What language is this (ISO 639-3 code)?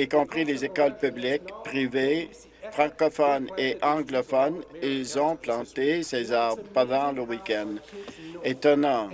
fra